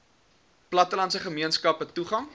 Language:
Afrikaans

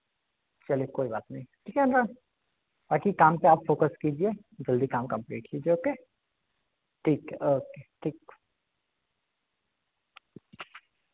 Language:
Hindi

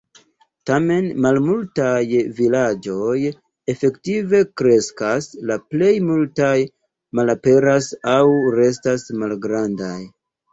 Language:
Esperanto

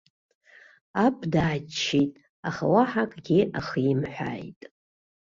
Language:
Abkhazian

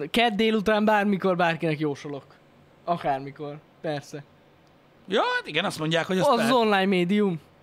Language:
Hungarian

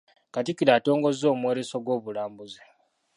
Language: Ganda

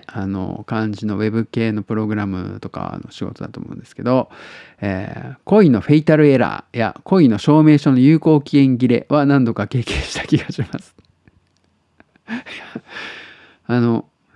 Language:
Japanese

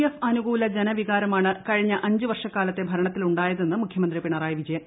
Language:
Malayalam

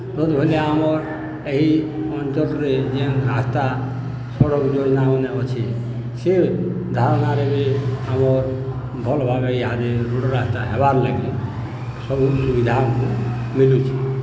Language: Odia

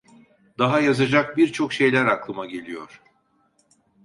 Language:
Turkish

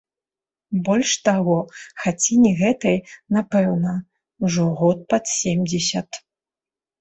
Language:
Belarusian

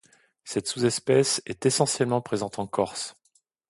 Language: French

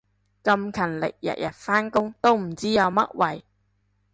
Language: Cantonese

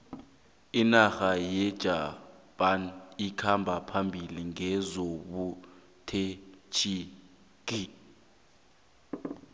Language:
South Ndebele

